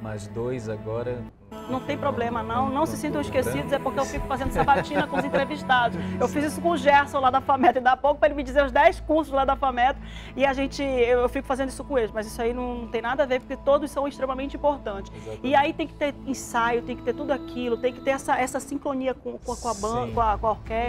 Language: Portuguese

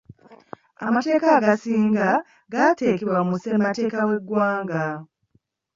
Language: Ganda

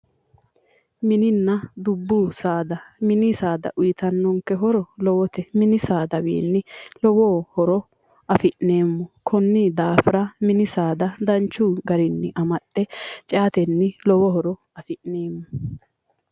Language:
Sidamo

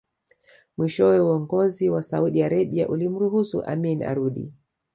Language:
Swahili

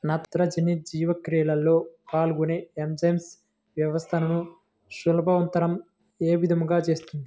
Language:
Telugu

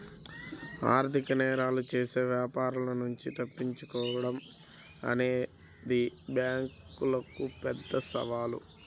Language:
Telugu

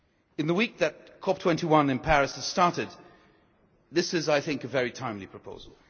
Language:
English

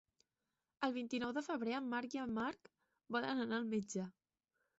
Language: Catalan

